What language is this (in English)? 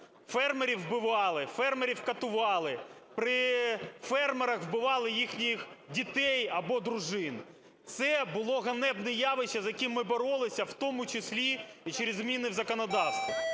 Ukrainian